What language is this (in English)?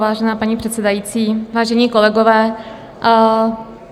Czech